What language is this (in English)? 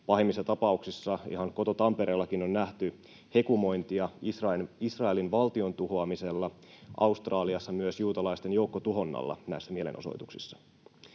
Finnish